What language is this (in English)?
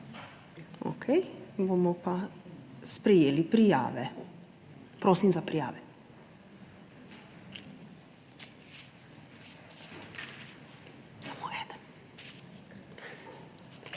Slovenian